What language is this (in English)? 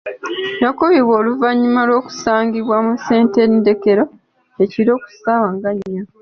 Ganda